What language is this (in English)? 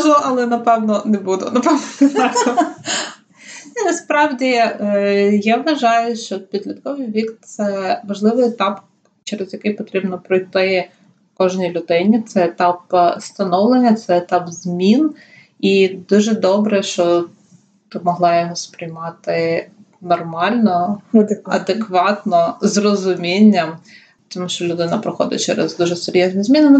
Ukrainian